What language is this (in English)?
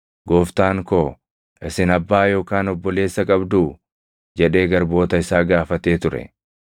Oromo